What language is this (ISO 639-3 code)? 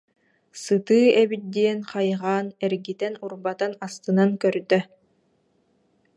sah